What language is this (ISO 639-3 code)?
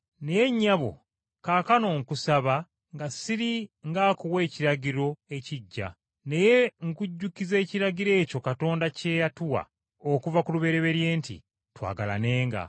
lug